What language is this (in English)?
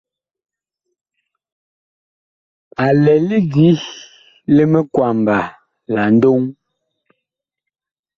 Bakoko